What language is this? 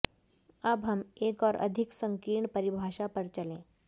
Hindi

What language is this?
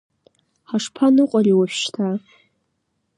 Abkhazian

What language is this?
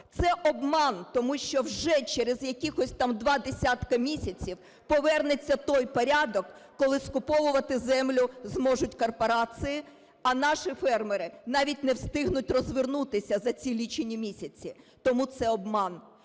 Ukrainian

